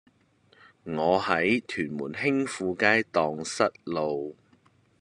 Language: Cantonese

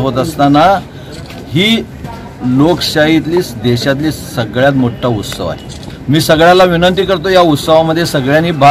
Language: Marathi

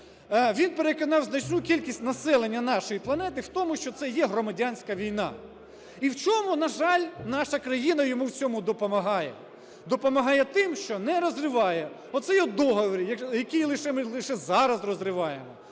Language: Ukrainian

